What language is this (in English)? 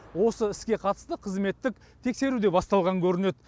Kazakh